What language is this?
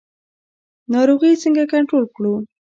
Pashto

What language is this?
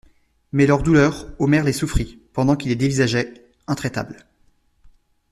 French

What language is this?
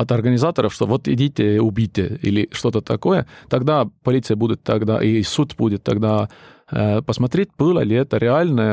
Russian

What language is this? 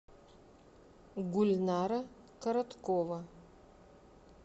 Russian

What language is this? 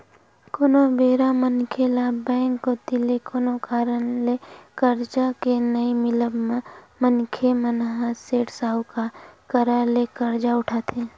Chhattisgarhi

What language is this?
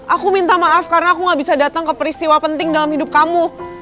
Indonesian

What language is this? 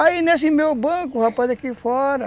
Portuguese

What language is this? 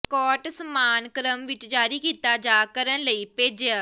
Punjabi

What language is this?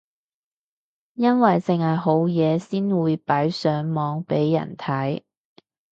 Cantonese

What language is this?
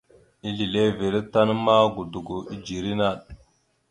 Mada (Cameroon)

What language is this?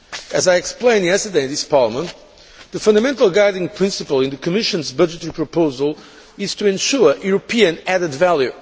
English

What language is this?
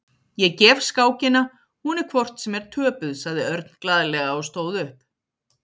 Icelandic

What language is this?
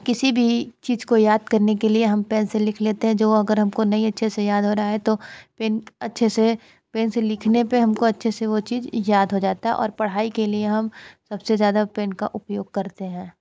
Hindi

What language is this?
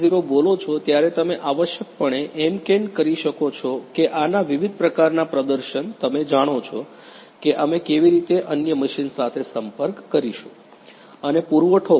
Gujarati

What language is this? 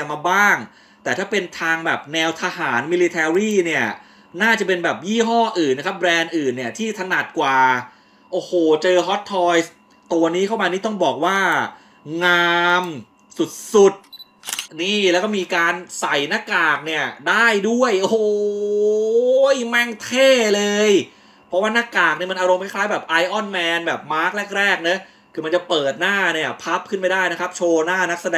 Thai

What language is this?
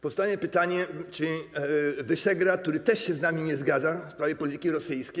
Polish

